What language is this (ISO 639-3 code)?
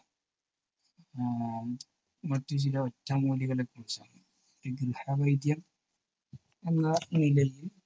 mal